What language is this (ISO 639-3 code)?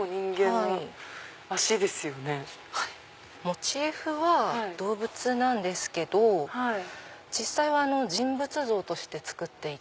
jpn